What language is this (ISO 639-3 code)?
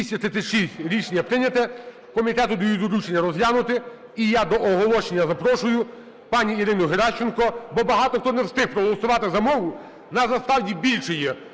ukr